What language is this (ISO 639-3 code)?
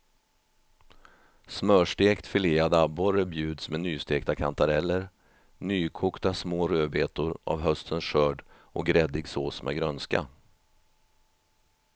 swe